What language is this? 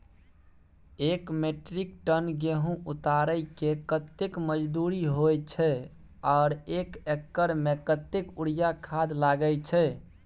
Maithili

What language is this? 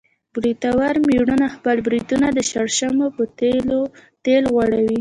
Pashto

